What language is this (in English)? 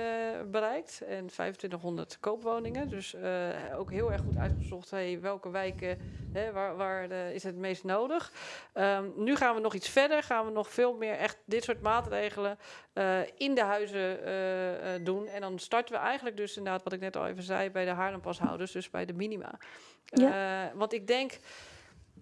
Dutch